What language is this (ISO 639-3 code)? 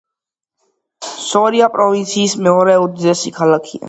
kat